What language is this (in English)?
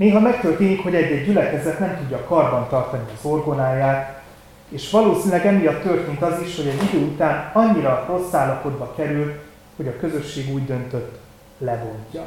Hungarian